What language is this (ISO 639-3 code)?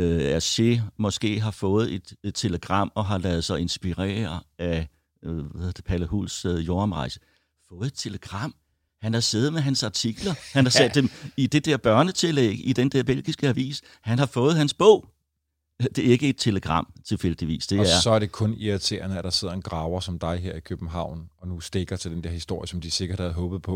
dan